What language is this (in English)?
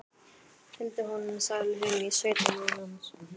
Icelandic